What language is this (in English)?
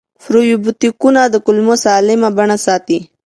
Pashto